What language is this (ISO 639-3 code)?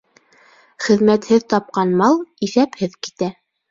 bak